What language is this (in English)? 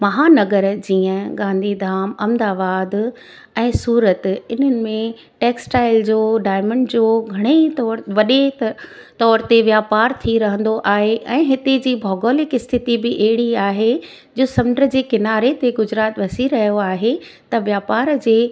Sindhi